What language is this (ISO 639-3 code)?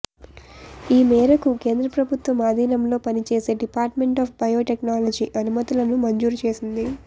tel